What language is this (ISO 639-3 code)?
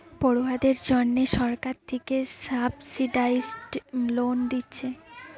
ben